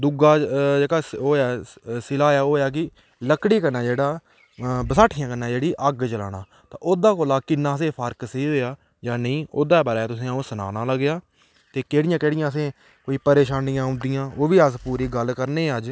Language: Dogri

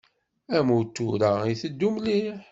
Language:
Kabyle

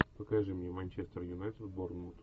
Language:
Russian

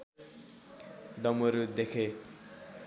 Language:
Nepali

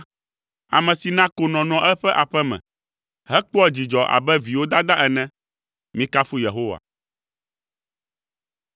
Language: Ewe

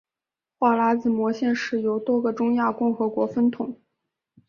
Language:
Chinese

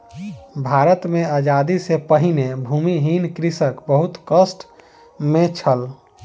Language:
Maithili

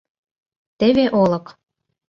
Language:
Mari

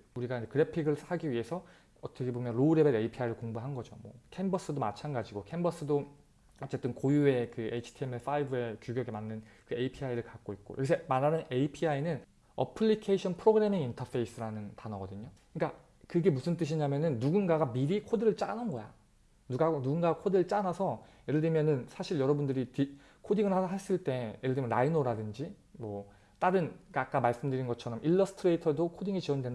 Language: Korean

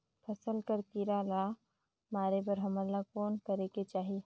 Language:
Chhattisgarhi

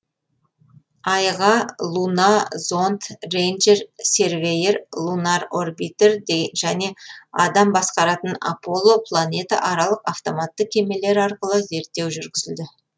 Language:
Kazakh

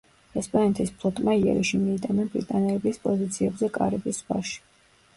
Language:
Georgian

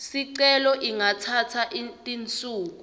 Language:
Swati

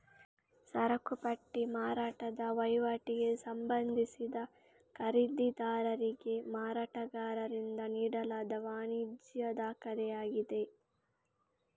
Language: Kannada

